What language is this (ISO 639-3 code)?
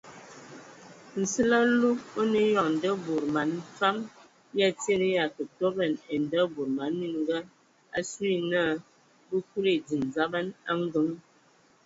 ewo